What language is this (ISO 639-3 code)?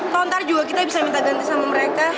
ind